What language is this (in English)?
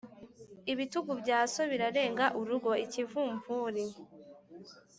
Kinyarwanda